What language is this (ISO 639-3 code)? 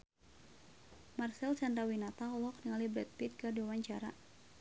sun